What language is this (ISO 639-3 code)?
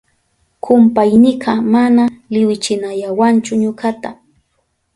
qup